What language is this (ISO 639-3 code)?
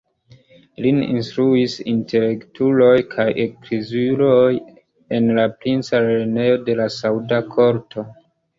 epo